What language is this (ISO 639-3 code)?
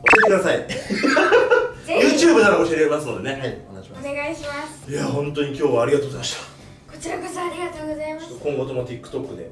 jpn